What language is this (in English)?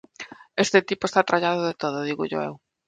Galician